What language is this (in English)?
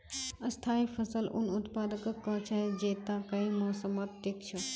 Magahi